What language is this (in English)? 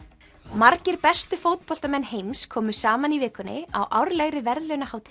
Icelandic